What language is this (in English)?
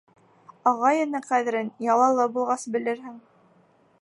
Bashkir